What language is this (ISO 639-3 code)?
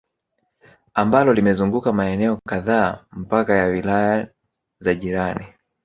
swa